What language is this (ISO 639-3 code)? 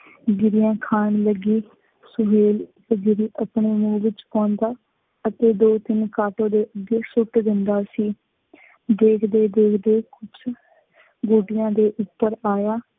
pan